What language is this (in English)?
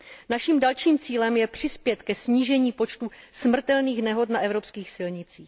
Czech